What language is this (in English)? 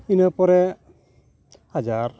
Santali